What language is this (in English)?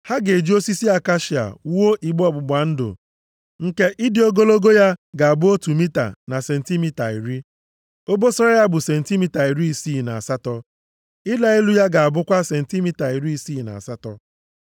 Igbo